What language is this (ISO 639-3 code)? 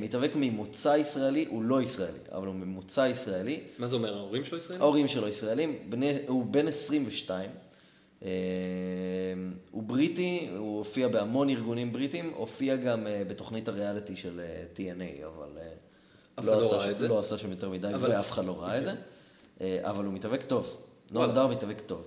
heb